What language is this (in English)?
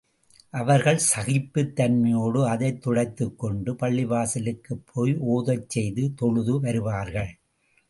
Tamil